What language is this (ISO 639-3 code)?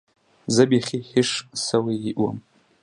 pus